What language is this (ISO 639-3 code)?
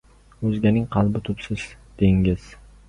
uzb